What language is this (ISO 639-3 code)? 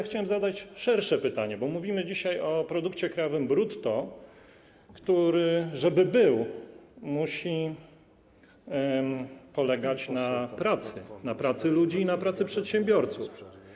pol